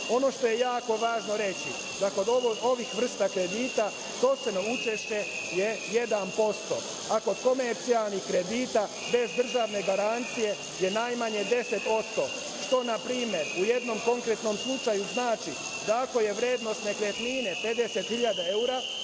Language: Serbian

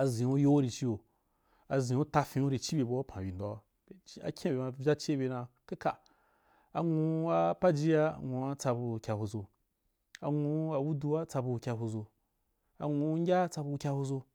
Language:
Wapan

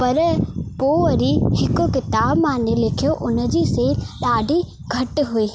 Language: Sindhi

